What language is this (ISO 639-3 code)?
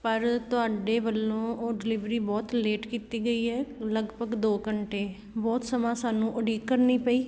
pan